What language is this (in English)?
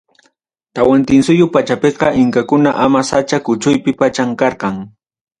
Ayacucho Quechua